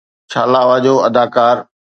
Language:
Sindhi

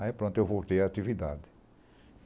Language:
Portuguese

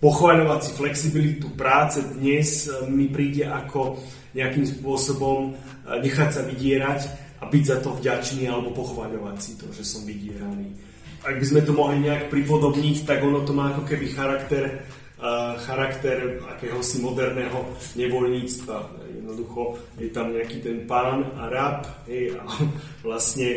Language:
Slovak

